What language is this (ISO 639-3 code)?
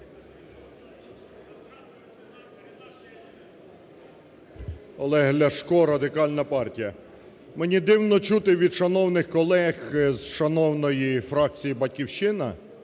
ukr